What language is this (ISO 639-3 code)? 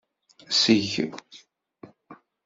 kab